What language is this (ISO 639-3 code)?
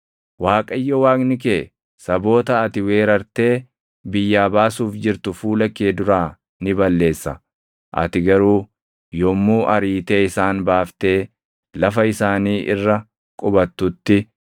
orm